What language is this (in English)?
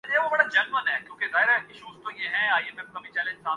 Urdu